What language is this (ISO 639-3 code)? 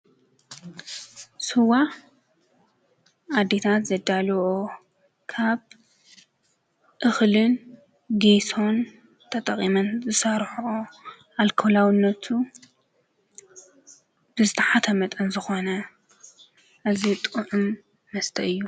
tir